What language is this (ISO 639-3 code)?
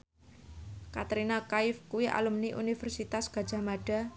jav